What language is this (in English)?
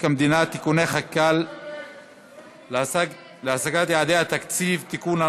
Hebrew